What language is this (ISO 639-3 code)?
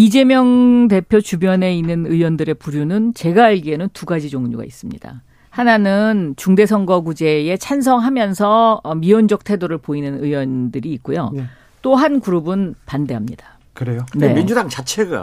kor